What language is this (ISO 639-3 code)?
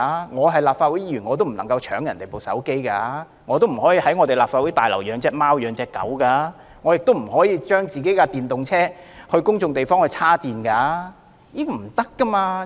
yue